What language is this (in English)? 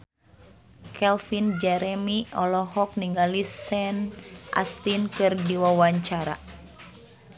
Sundanese